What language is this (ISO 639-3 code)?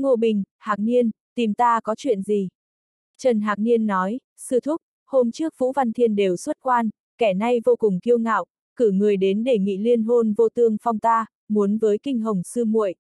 vie